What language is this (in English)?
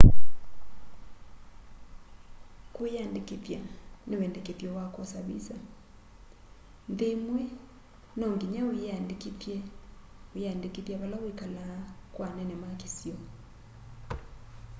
Kamba